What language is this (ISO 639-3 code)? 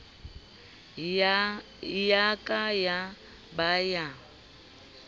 sot